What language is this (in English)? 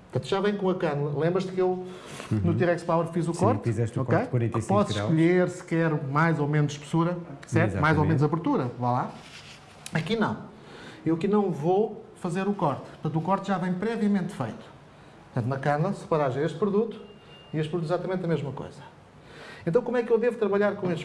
Portuguese